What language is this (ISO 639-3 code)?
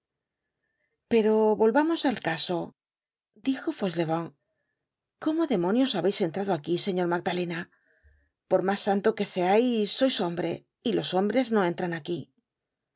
spa